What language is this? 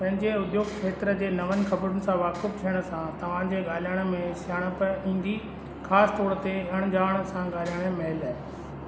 Sindhi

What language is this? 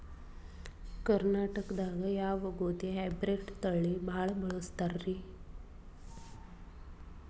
Kannada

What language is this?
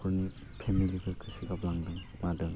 Bodo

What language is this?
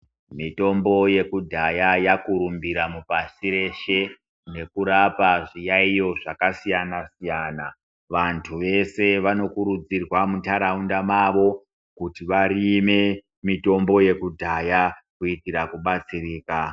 Ndau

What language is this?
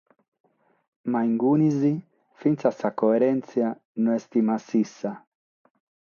Sardinian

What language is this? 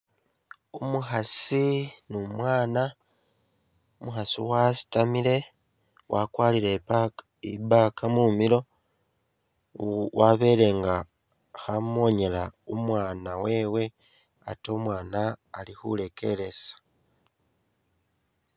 Masaaba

